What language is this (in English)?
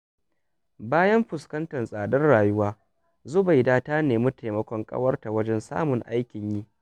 Hausa